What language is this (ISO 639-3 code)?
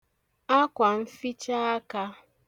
ibo